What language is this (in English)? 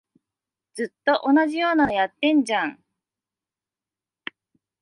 Japanese